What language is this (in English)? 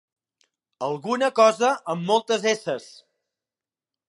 Catalan